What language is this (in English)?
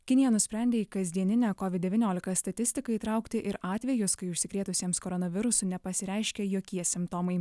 Lithuanian